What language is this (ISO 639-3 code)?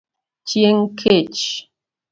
luo